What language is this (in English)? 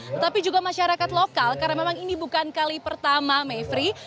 Indonesian